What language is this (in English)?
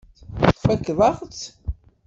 Kabyle